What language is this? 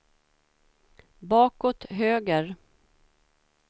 Swedish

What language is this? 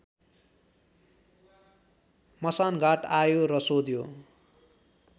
Nepali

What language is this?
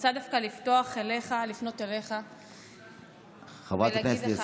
Hebrew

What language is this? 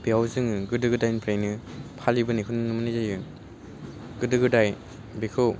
Bodo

